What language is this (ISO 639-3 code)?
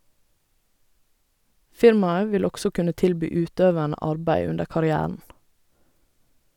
nor